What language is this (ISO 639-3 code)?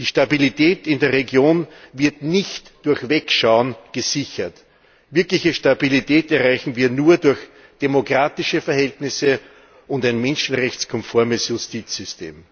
deu